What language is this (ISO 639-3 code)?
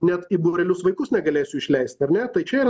lit